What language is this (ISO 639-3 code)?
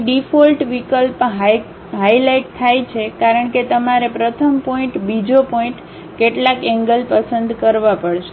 guj